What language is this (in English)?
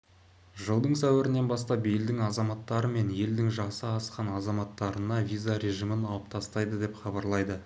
Kazakh